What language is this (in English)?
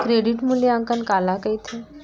Chhattisgarhi